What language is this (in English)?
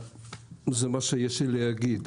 Hebrew